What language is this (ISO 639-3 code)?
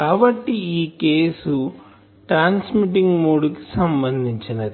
tel